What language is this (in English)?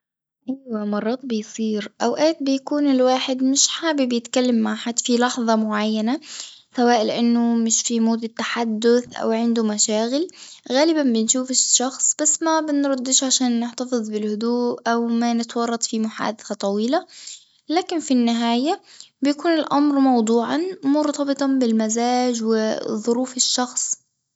Tunisian Arabic